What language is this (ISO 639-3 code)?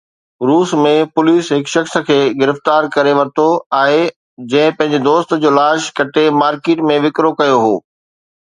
snd